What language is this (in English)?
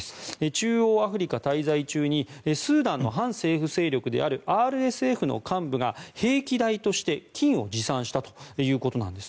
Japanese